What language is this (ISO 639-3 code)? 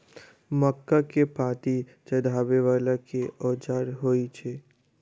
mai